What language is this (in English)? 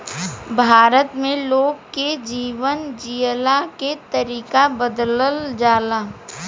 Bhojpuri